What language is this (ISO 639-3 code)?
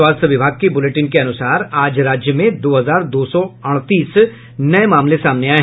hin